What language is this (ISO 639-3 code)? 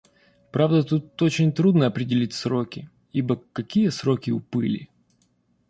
rus